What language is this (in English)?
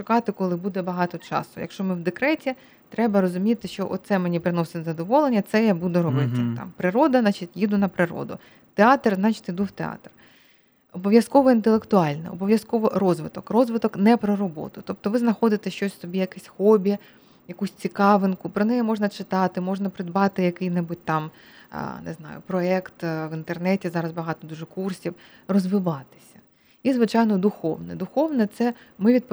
Ukrainian